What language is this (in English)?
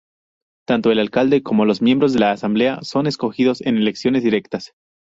Spanish